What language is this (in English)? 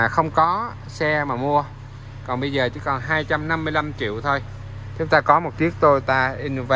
Vietnamese